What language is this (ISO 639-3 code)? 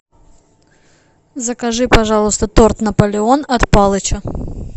rus